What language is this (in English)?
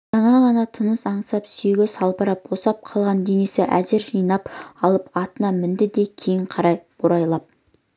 Kazakh